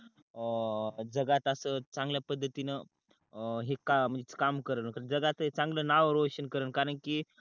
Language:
Marathi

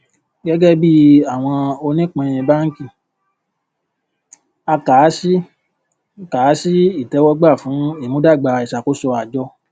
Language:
Yoruba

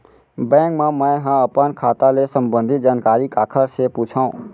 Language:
Chhattisgarhi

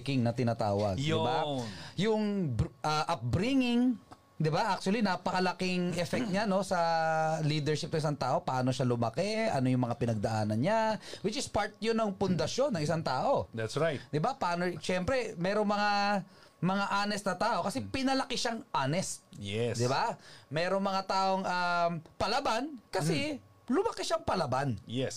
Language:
Filipino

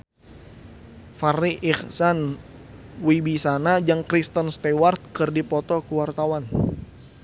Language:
Sundanese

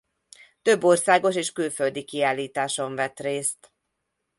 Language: Hungarian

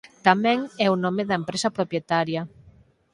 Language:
Galician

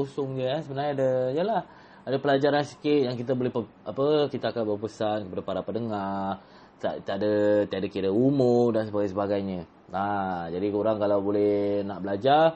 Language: Malay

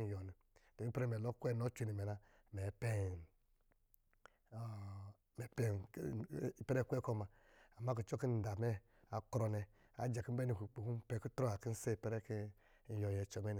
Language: Lijili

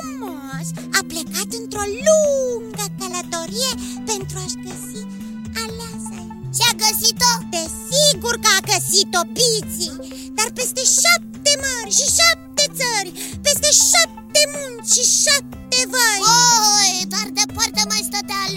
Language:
Romanian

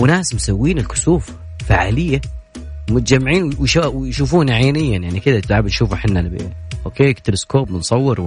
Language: Arabic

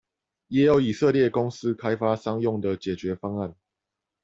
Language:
Chinese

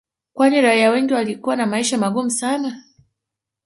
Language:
Swahili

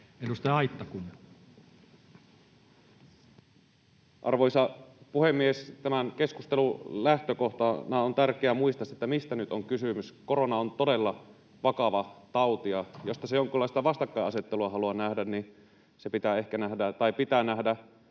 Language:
Finnish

